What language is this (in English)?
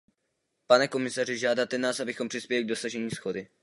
Czech